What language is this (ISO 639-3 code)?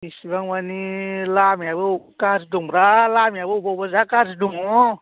brx